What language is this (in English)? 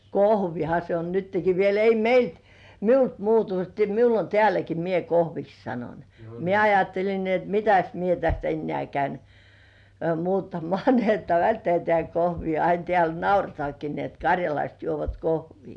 Finnish